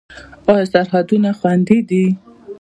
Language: Pashto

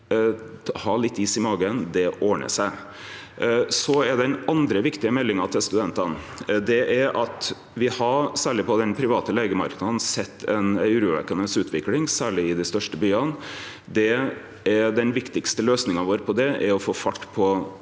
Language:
Norwegian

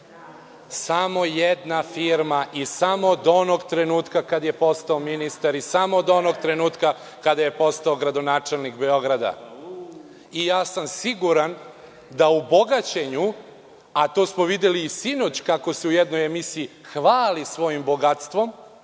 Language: Serbian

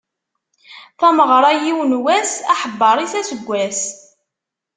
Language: Kabyle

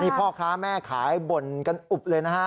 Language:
Thai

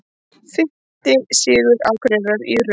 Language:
Icelandic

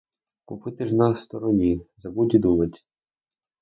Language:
Ukrainian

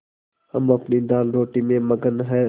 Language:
Hindi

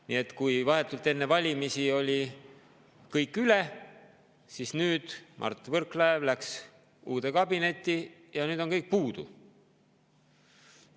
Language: Estonian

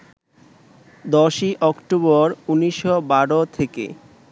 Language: Bangla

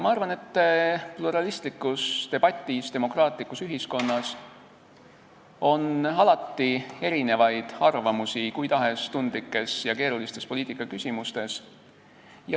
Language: Estonian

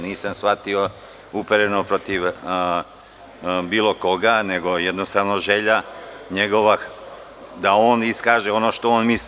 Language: Serbian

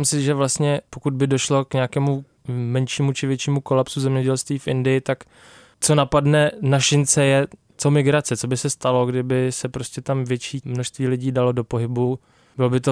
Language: Czech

